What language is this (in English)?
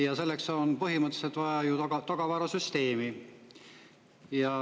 Estonian